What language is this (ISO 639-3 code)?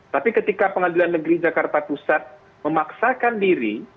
ind